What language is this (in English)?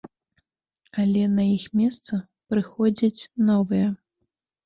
Belarusian